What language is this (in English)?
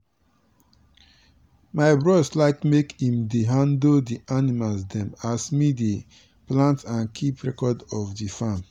Nigerian Pidgin